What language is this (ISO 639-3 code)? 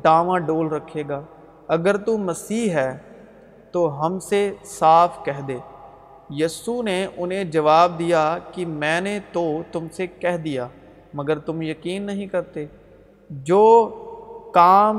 urd